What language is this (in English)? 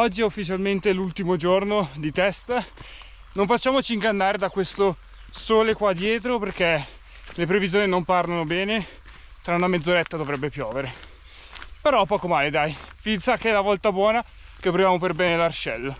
Italian